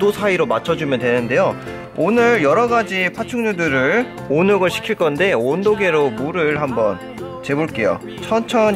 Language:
Korean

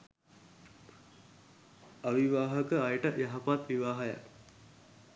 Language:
Sinhala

